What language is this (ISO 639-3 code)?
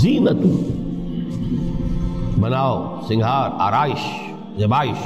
urd